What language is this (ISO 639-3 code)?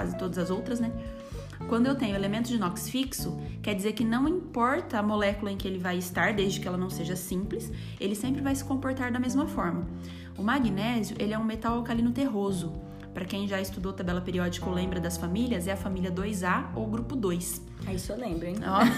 por